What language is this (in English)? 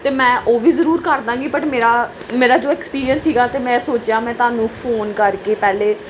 Punjabi